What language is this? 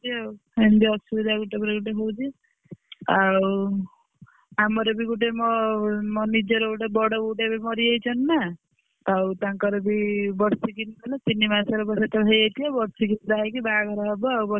Odia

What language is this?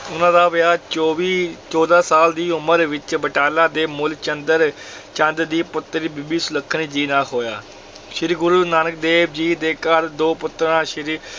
Punjabi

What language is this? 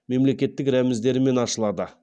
Kazakh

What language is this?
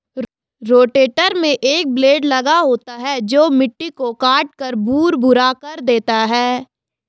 Hindi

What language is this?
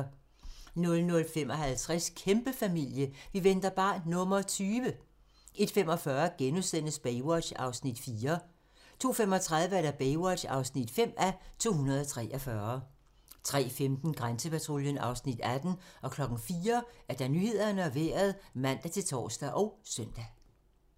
Danish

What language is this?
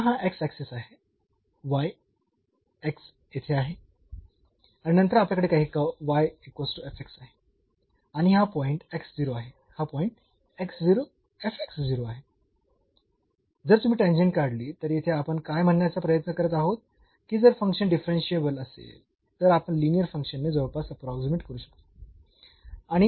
Marathi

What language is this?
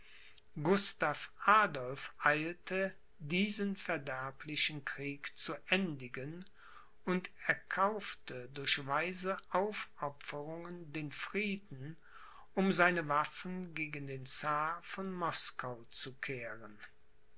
German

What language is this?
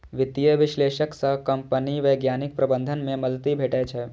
Maithili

